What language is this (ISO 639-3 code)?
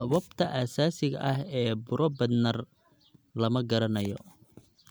som